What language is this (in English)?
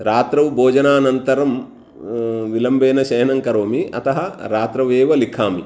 Sanskrit